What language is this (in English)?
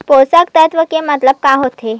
Chhattisgarhi